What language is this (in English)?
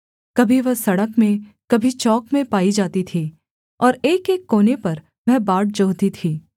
Hindi